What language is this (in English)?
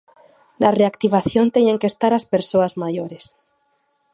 Galician